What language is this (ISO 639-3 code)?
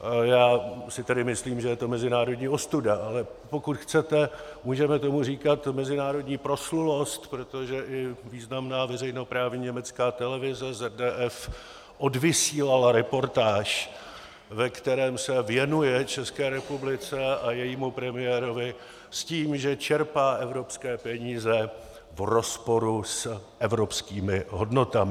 ces